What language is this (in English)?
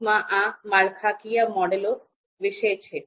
Gujarati